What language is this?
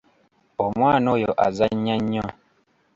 Ganda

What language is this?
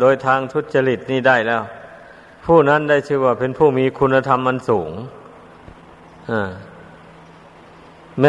Thai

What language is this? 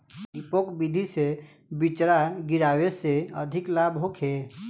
Bhojpuri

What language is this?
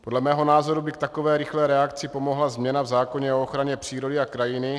Czech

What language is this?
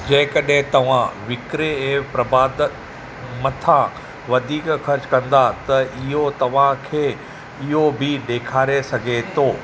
Sindhi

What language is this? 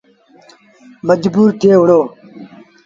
Sindhi Bhil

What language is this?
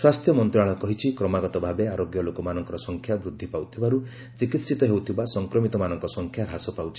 Odia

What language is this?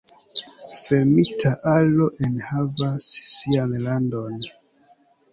Esperanto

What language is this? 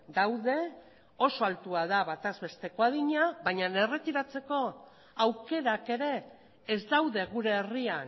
Basque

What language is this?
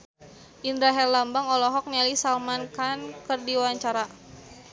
Sundanese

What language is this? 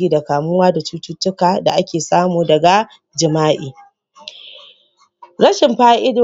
Hausa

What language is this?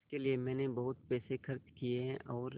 Hindi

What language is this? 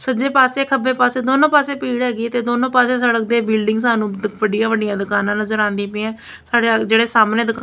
Punjabi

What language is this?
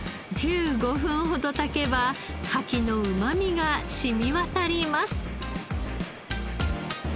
Japanese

